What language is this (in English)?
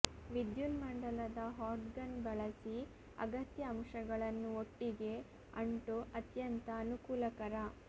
Kannada